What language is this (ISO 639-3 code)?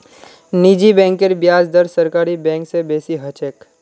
mag